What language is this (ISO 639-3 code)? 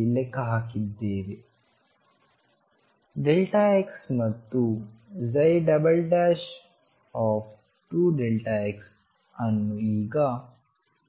kan